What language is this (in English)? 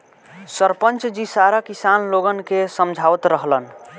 Bhojpuri